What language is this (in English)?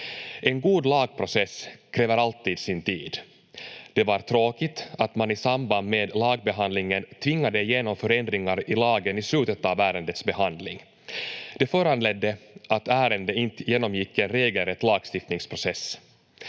Finnish